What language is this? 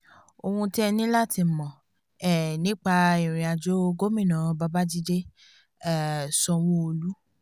Yoruba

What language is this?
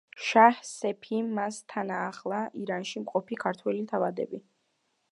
Georgian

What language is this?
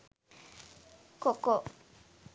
Sinhala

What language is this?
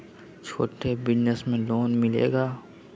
Magahi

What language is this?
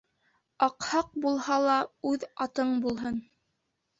Bashkir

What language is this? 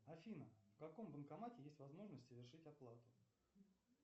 Russian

